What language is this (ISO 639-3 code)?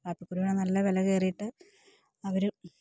mal